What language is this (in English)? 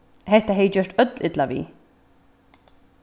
Faroese